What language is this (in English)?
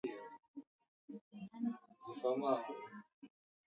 Swahili